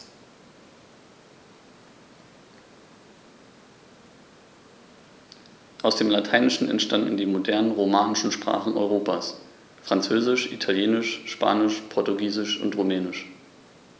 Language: German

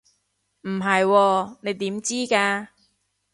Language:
Cantonese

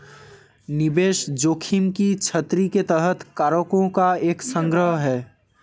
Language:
Hindi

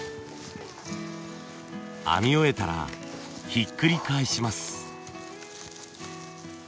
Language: Japanese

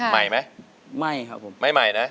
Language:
Thai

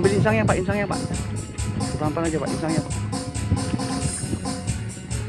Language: Indonesian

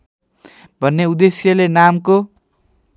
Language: Nepali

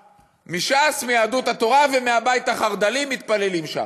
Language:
Hebrew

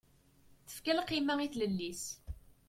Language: Kabyle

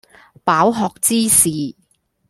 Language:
Cantonese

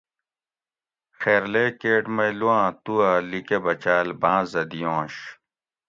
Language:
Gawri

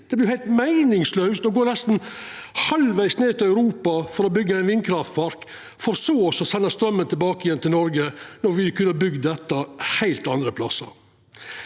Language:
Norwegian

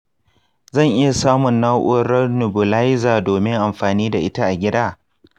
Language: Hausa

